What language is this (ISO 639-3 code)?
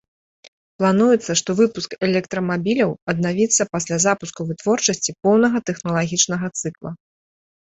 bel